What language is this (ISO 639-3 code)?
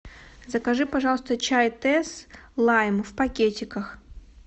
rus